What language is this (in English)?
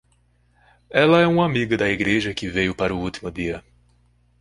Portuguese